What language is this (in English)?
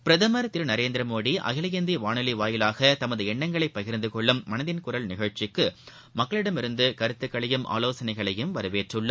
Tamil